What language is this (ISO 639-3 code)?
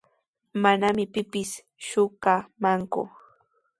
qws